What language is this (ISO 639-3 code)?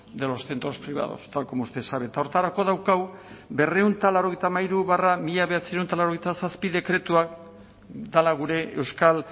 eus